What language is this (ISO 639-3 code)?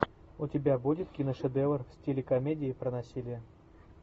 rus